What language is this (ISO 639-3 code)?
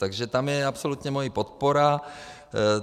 ces